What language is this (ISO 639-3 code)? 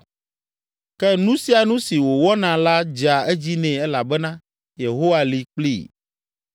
ewe